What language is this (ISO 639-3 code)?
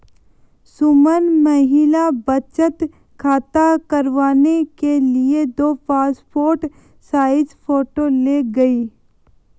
hin